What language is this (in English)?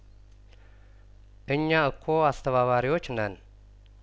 Amharic